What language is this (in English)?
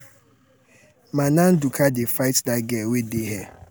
Nigerian Pidgin